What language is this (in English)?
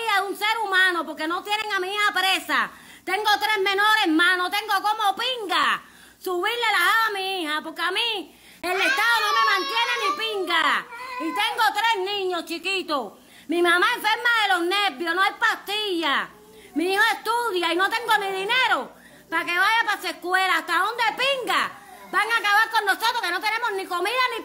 Spanish